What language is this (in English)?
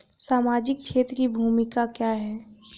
Hindi